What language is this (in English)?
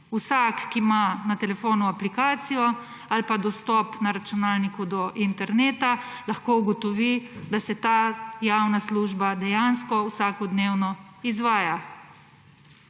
Slovenian